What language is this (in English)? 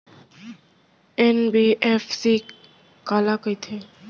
Chhattisgarhi